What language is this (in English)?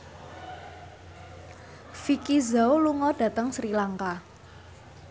Javanese